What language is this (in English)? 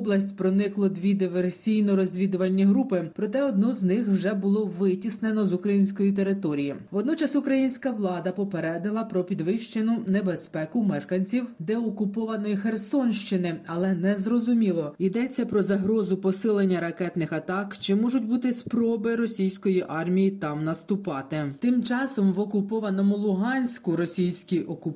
Ukrainian